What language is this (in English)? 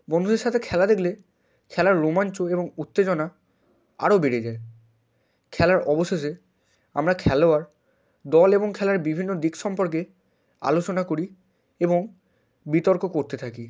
Bangla